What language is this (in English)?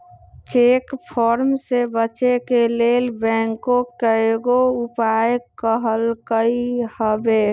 Magahi